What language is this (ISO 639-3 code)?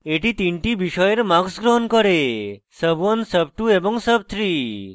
ben